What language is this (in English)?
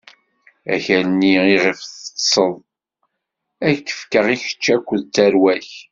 Kabyle